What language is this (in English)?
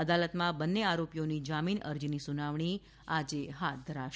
Gujarati